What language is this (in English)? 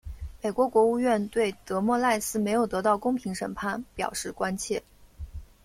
Chinese